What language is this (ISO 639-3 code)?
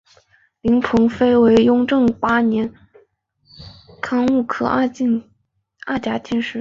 zho